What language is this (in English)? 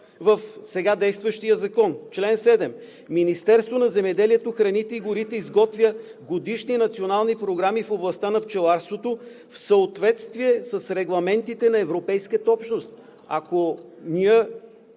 Bulgarian